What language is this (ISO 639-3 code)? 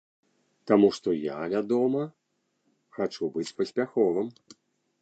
bel